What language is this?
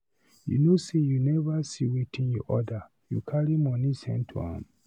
Nigerian Pidgin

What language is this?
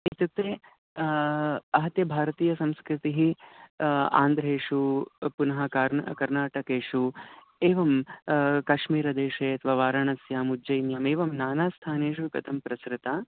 Sanskrit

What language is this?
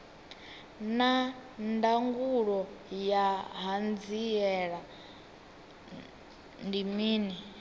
Venda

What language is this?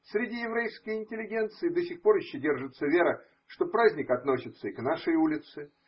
Russian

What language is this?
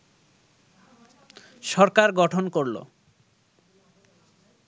Bangla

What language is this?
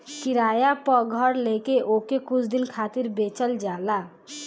Bhojpuri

